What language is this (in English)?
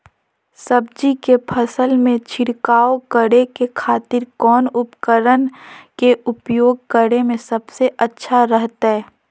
Magahi